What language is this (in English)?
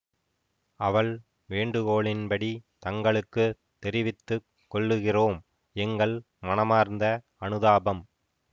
Tamil